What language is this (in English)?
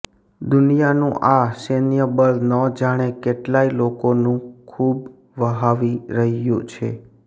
Gujarati